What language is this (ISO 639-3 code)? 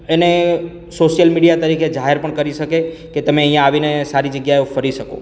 guj